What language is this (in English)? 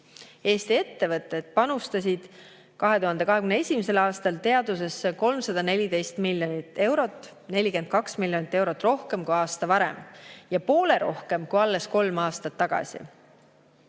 Estonian